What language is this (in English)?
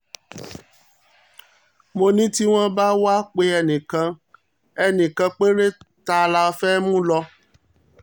Yoruba